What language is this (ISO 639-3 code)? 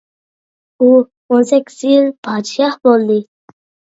uig